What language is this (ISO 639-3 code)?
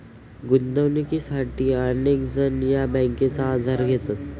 mar